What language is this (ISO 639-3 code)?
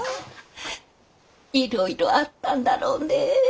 jpn